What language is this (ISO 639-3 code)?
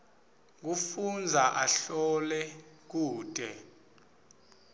ssw